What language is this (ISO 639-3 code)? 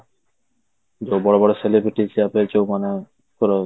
ori